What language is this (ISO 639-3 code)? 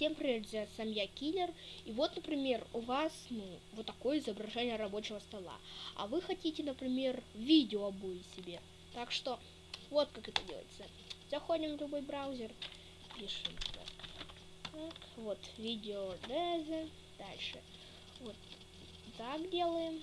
rus